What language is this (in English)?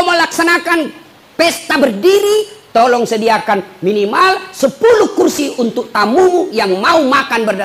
Indonesian